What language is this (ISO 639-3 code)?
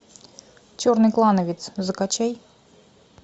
rus